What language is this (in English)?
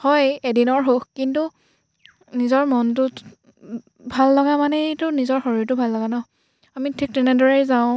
Assamese